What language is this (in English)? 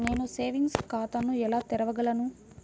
Telugu